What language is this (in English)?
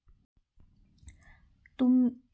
Marathi